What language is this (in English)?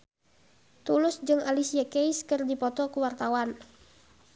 Sundanese